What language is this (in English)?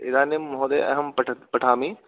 Sanskrit